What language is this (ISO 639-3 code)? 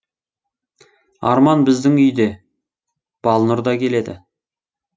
kaz